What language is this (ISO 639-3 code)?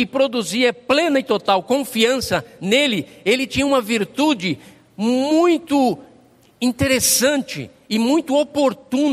por